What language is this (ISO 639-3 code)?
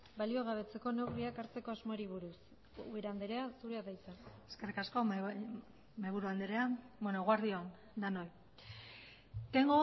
eus